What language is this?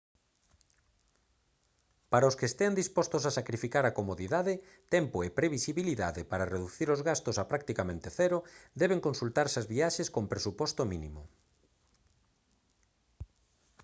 Galician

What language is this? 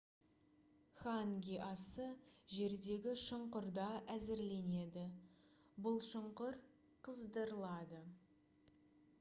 Kazakh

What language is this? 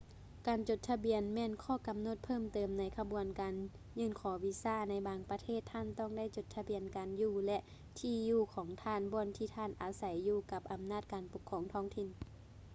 Lao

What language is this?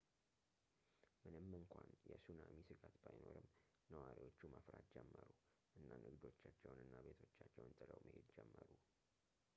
Amharic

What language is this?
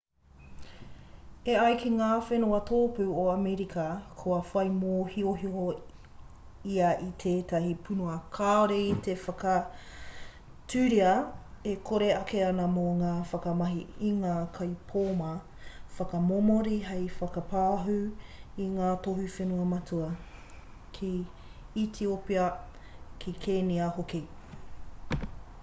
Māori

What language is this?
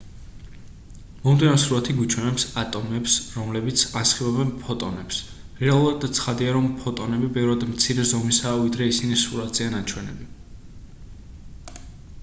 Georgian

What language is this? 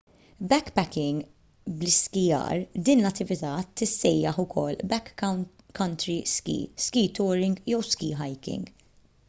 Maltese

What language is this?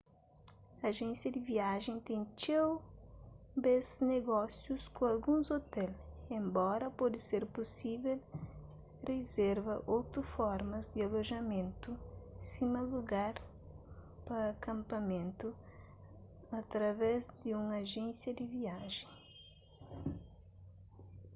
Kabuverdianu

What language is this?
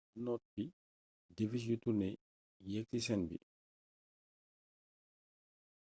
Wolof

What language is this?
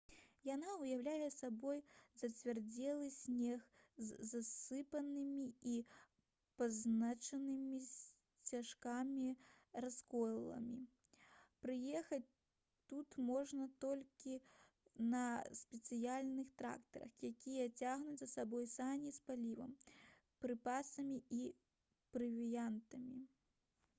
Belarusian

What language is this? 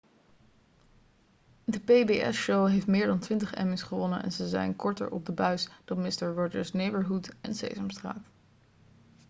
Dutch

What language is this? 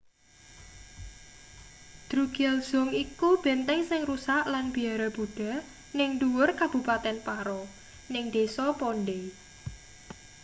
Javanese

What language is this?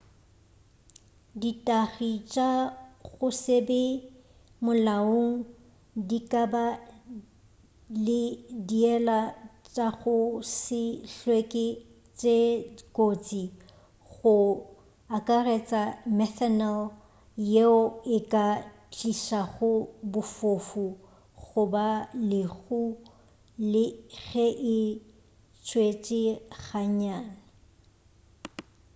Northern Sotho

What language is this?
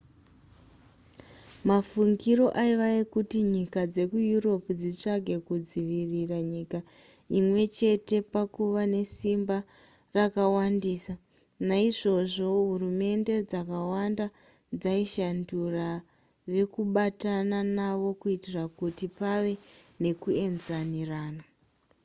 Shona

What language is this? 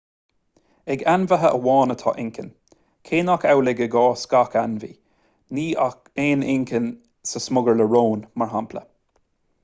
Irish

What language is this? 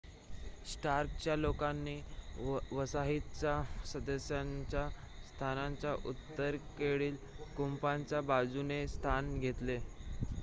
Marathi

